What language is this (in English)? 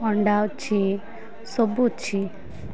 Odia